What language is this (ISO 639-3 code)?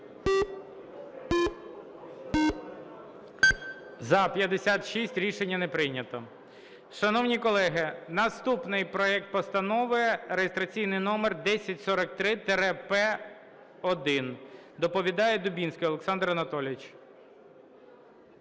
ukr